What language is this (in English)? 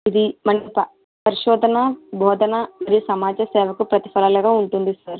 Telugu